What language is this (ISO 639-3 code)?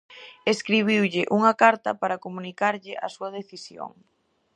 glg